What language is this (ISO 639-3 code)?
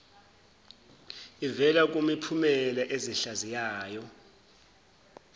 zul